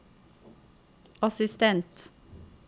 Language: Norwegian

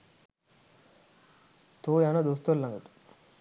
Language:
Sinhala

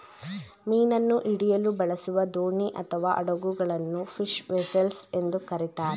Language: Kannada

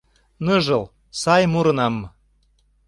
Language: Mari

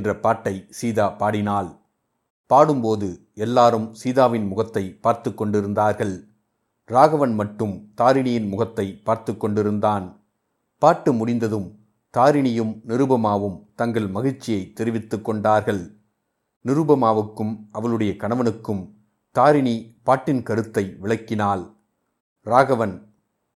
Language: Tamil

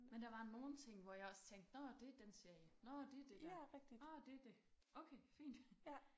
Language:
Danish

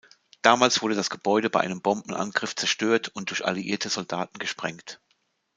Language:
German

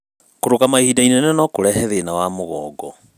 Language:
Kikuyu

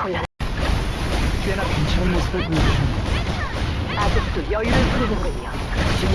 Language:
Korean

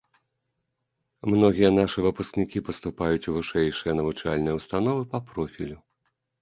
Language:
Belarusian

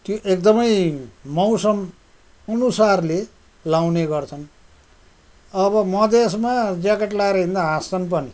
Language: Nepali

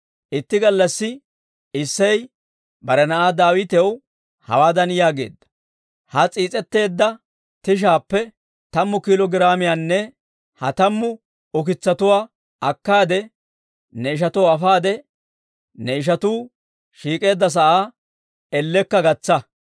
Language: Dawro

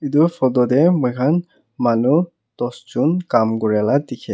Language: Naga Pidgin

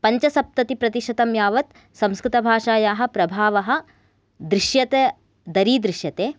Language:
Sanskrit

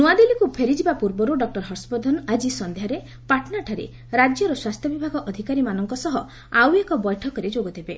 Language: Odia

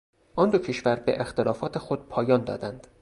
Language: Persian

